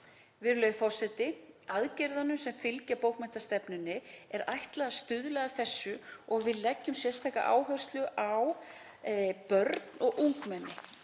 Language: Icelandic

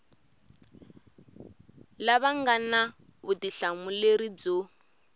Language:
Tsonga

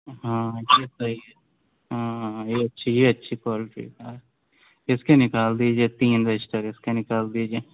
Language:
Urdu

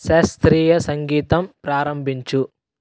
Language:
Telugu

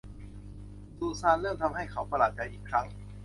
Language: Thai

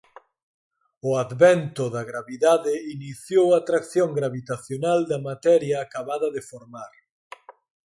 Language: Galician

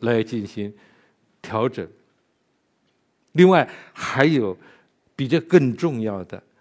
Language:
Chinese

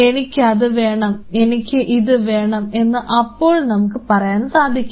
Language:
Malayalam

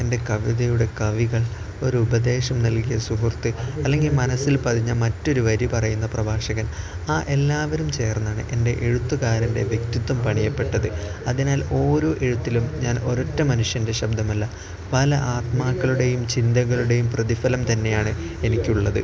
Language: Malayalam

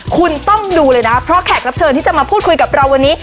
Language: Thai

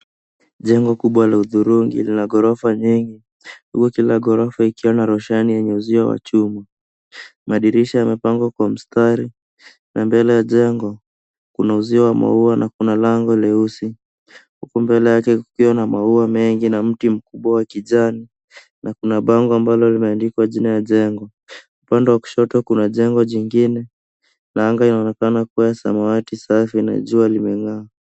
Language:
Swahili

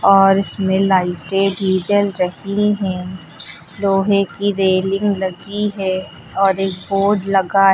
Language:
Hindi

